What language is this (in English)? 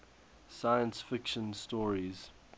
English